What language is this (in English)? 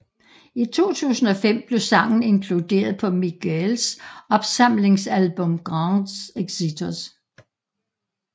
Danish